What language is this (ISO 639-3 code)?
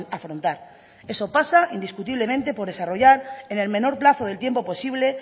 spa